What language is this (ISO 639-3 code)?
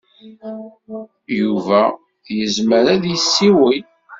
kab